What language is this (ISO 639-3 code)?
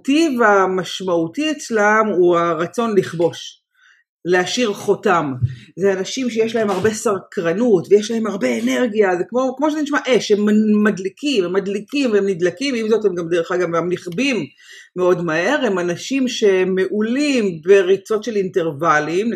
heb